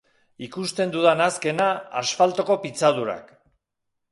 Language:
Basque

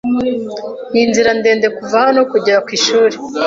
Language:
Kinyarwanda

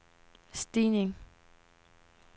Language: Danish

